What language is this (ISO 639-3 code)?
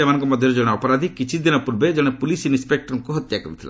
ori